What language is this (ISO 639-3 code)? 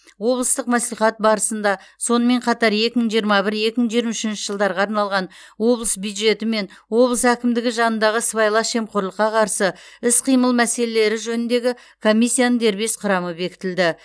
kaz